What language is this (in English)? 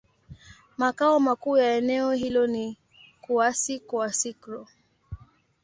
Swahili